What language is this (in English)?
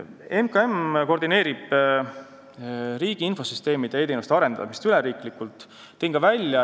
Estonian